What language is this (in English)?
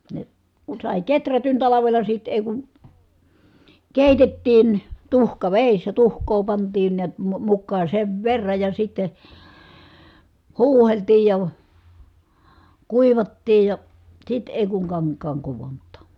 Finnish